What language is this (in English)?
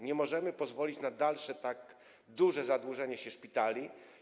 Polish